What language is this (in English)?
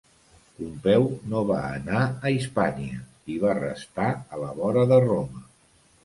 Catalan